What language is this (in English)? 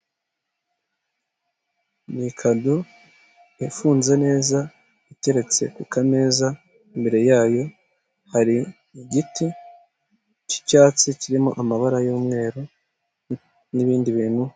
Kinyarwanda